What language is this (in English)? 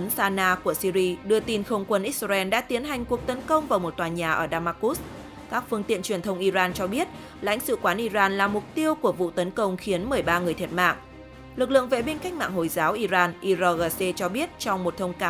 Vietnamese